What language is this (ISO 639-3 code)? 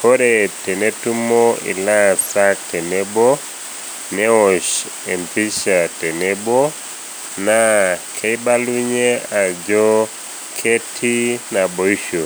mas